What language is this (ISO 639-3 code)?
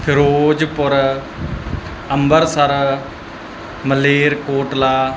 pan